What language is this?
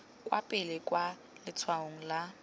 Tswana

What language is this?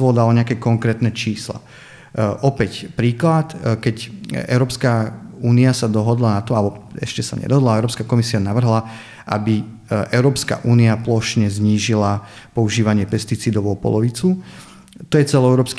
Slovak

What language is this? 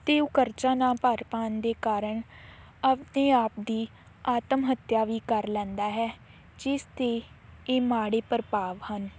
Punjabi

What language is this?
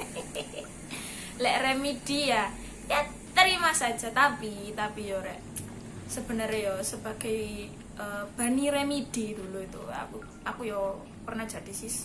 Indonesian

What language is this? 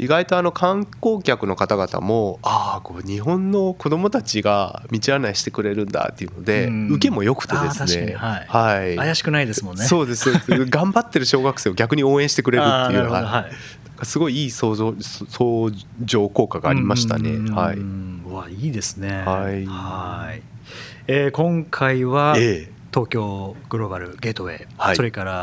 Japanese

